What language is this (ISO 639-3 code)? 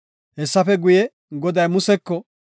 gof